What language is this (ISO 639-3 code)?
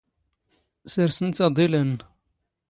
zgh